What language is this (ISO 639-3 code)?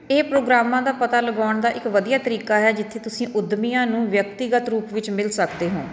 pan